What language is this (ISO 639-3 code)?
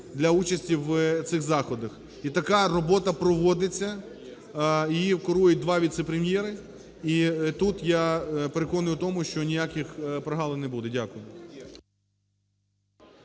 ukr